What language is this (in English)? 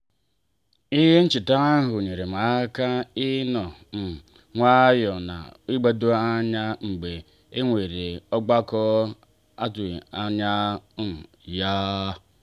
Igbo